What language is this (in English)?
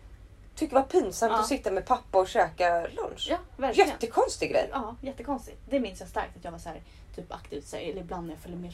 Swedish